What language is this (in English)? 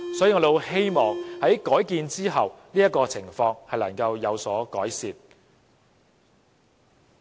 Cantonese